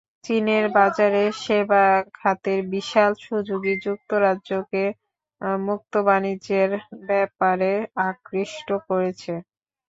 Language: Bangla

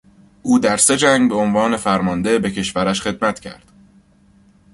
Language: Persian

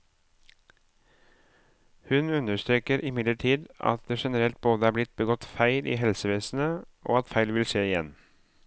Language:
Norwegian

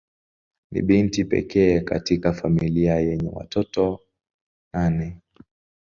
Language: Swahili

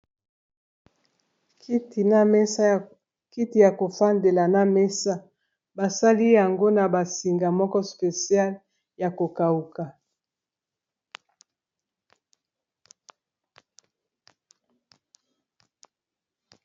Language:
Lingala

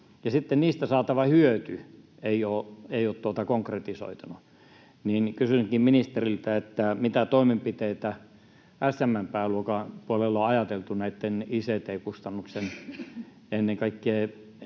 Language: Finnish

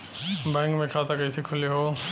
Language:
Bhojpuri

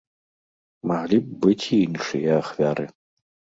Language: Belarusian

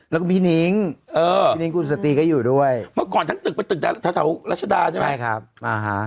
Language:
Thai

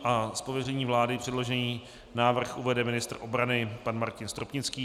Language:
Czech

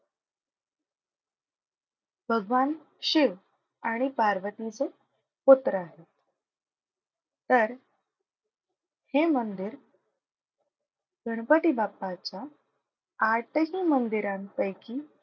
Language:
Marathi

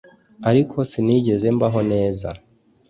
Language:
Kinyarwanda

